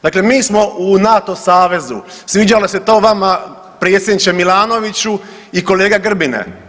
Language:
Croatian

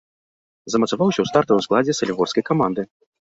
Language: Belarusian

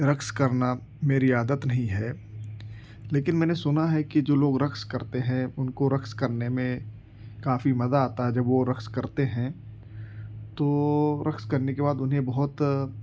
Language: Urdu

